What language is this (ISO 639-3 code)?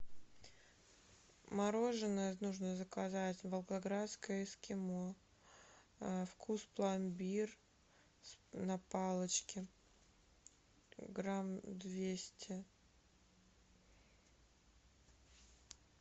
rus